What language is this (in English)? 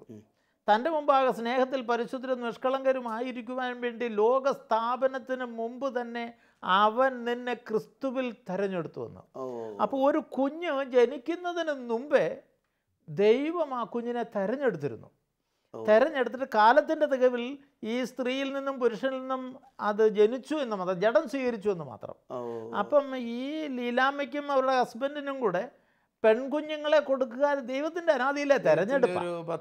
Malayalam